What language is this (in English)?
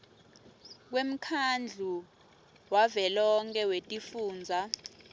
Swati